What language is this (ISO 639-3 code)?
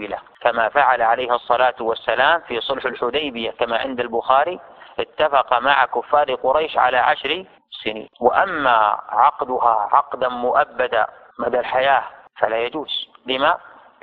ara